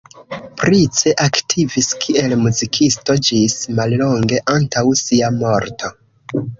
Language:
Esperanto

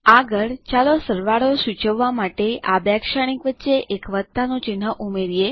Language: Gujarati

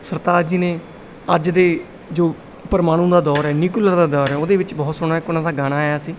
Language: Punjabi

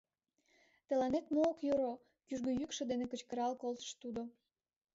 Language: Mari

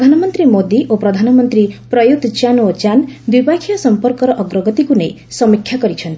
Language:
Odia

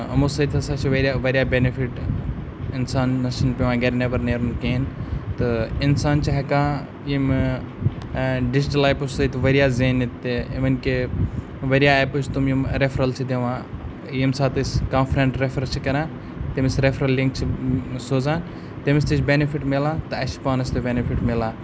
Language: Kashmiri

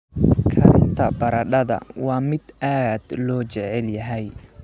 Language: Somali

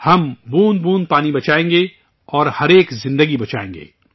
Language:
Urdu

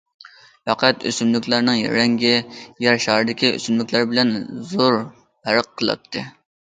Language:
Uyghur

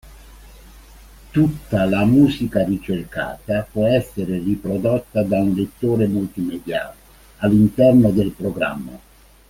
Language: Italian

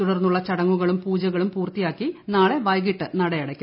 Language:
Malayalam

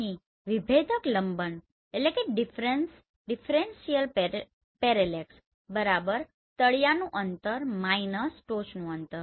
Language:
Gujarati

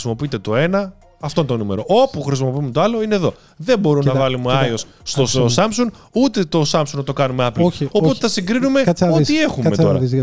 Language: Greek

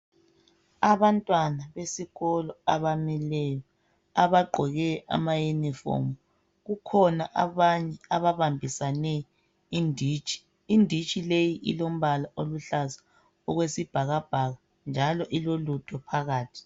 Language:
North Ndebele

